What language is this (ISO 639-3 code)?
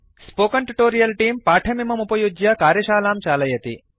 san